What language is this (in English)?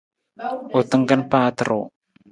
Nawdm